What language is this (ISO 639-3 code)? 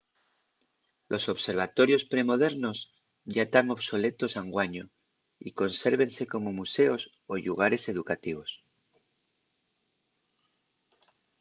ast